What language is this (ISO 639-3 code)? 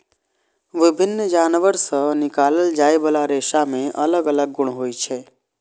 mai